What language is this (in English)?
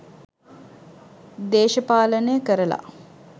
Sinhala